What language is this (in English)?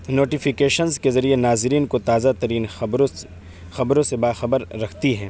Urdu